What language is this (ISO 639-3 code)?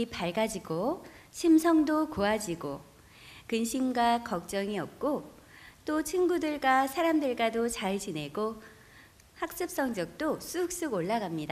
kor